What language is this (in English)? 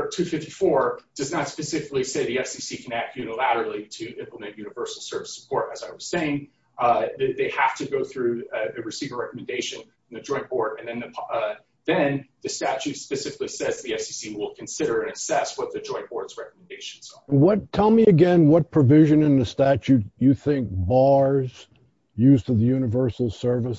English